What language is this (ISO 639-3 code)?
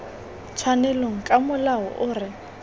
tsn